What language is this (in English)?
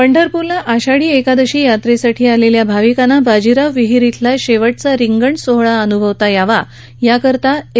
Marathi